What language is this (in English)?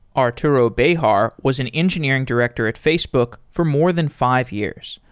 English